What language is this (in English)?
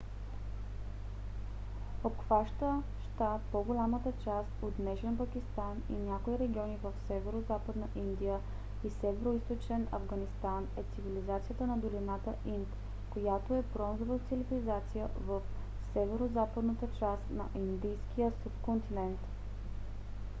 Bulgarian